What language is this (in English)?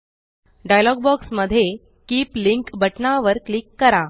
Marathi